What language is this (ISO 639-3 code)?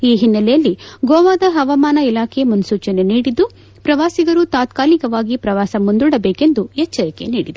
kan